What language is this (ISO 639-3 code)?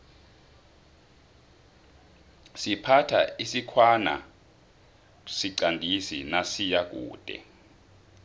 nbl